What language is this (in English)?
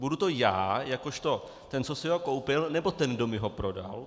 Czech